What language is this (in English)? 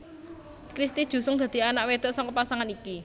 Javanese